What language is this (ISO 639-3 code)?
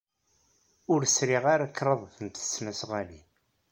kab